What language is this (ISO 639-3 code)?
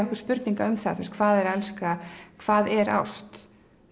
isl